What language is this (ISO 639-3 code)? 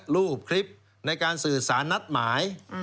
tha